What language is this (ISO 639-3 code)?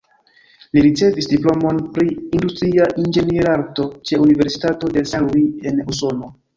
epo